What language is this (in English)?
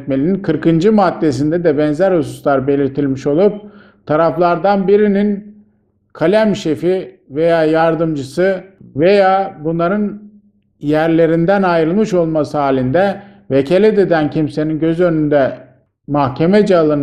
Turkish